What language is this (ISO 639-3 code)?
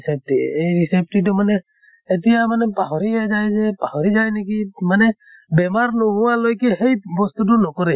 asm